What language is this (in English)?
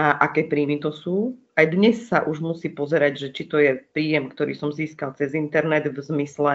Slovak